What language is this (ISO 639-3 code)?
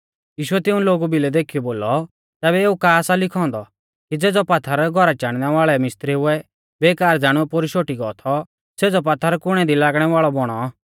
bfz